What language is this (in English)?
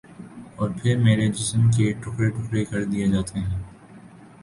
Urdu